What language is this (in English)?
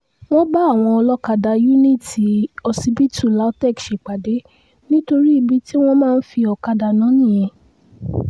Yoruba